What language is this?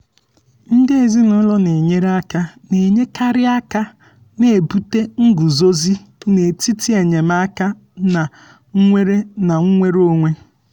Igbo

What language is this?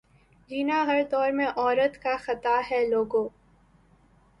Urdu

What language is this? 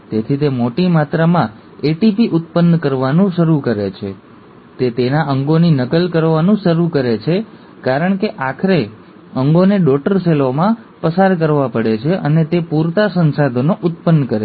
Gujarati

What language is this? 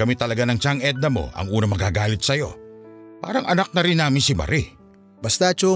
Filipino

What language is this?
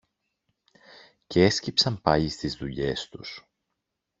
Greek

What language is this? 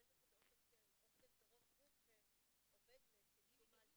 Hebrew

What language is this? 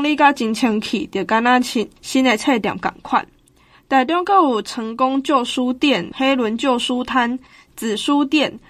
Chinese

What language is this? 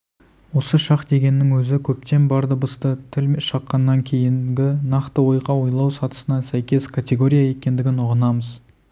Kazakh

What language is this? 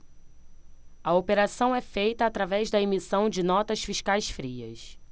Portuguese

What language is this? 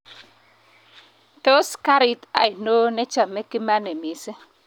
Kalenjin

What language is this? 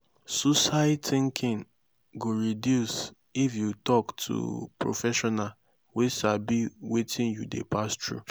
Nigerian Pidgin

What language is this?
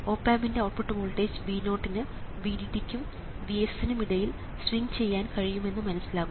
Malayalam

